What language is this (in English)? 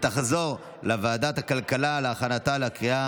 Hebrew